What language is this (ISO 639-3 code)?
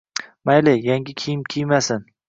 uzb